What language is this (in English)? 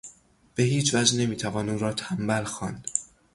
Persian